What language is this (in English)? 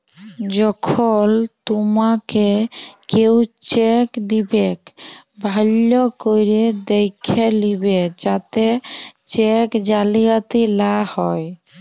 Bangla